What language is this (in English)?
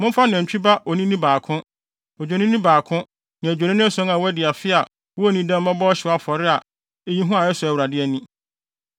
Akan